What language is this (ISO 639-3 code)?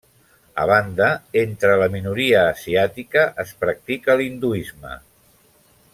cat